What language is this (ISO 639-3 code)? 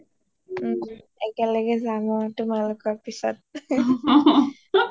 asm